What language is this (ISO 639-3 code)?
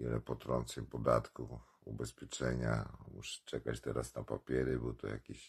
pol